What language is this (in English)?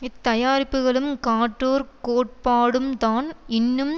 Tamil